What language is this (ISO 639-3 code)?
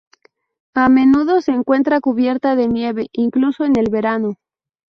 spa